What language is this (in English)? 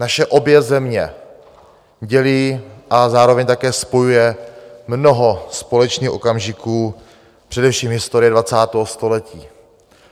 Czech